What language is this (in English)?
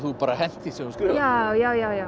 Icelandic